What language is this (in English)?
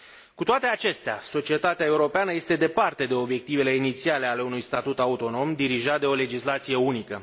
Romanian